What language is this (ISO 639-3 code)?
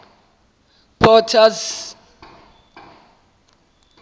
sot